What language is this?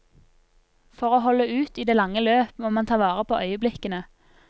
Norwegian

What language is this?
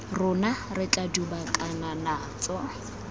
Tswana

